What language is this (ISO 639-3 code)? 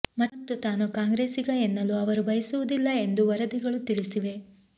kan